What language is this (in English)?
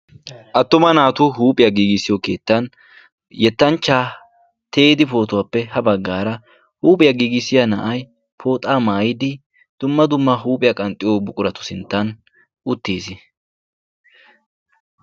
Wolaytta